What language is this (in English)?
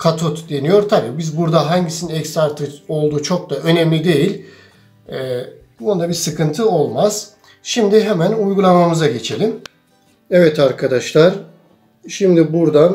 Turkish